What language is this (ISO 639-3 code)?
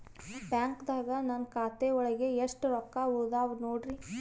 kan